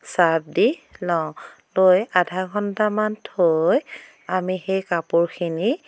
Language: Assamese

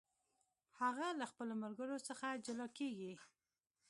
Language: Pashto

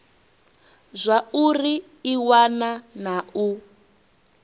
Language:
Venda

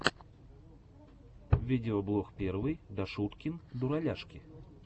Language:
Russian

